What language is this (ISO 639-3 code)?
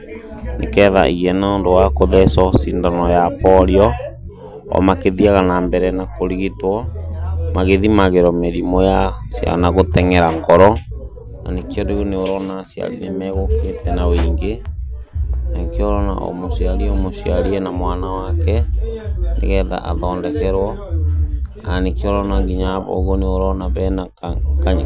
kik